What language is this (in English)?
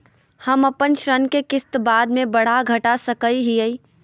Magahi